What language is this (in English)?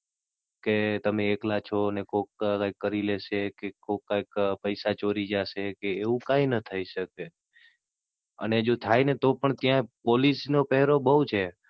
Gujarati